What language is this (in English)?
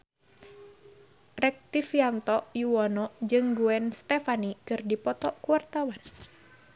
Sundanese